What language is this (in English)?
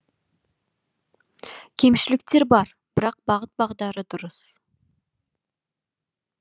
Kazakh